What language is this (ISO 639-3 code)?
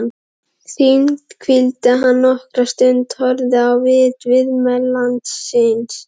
isl